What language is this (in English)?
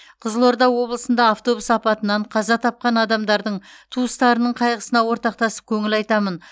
Kazakh